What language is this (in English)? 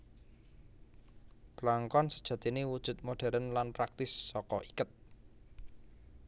Javanese